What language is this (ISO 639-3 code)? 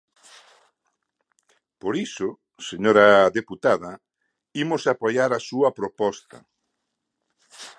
glg